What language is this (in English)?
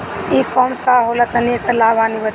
Bhojpuri